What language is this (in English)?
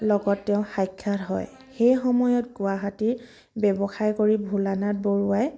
Assamese